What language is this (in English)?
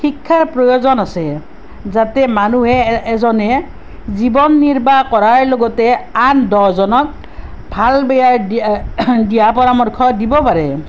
Assamese